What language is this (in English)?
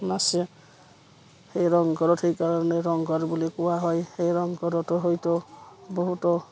Assamese